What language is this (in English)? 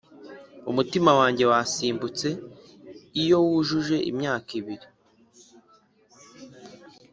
Kinyarwanda